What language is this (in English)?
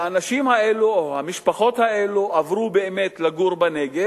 Hebrew